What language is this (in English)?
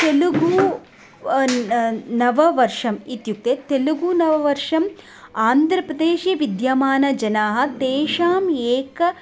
Sanskrit